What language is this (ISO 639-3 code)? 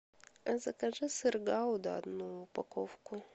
rus